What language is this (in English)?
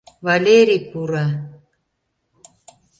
Mari